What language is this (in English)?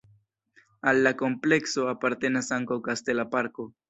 Esperanto